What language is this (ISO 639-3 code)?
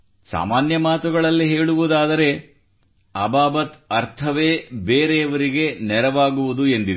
kan